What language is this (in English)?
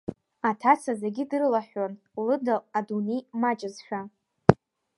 Abkhazian